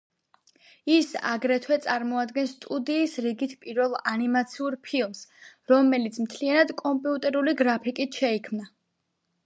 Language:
Georgian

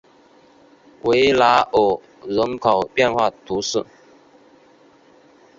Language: Chinese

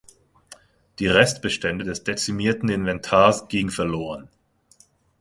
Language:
German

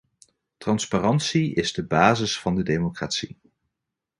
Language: Dutch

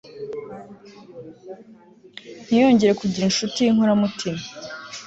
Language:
Kinyarwanda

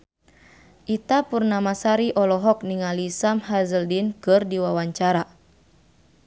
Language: Sundanese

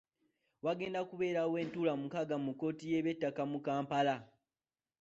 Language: Ganda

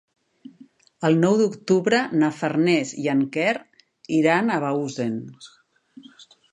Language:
Catalan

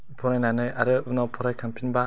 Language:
Bodo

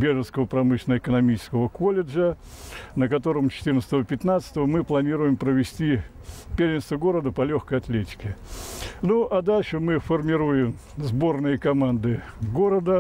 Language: Russian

